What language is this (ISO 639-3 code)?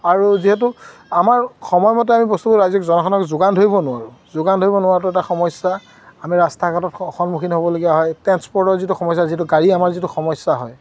asm